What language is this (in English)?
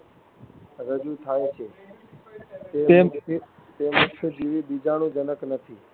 Gujarati